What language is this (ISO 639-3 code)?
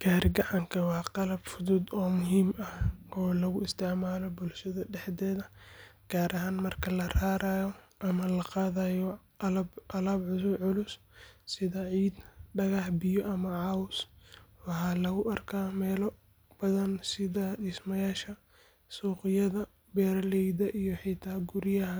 som